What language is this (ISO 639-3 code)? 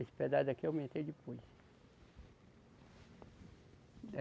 por